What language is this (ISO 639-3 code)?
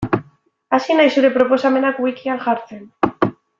eus